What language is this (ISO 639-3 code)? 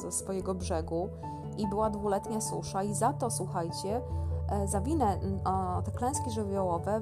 pol